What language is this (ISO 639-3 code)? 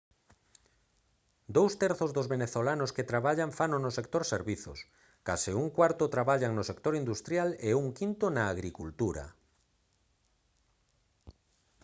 glg